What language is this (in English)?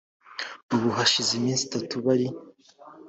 Kinyarwanda